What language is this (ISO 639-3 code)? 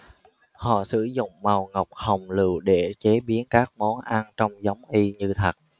vie